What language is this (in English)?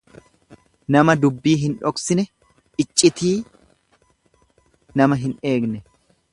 Oromo